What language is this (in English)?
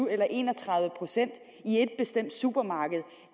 Danish